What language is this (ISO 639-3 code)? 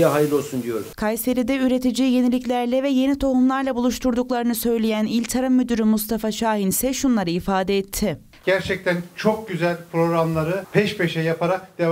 tur